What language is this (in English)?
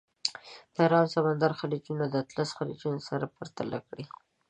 Pashto